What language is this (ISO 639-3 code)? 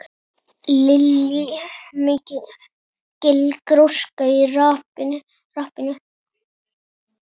isl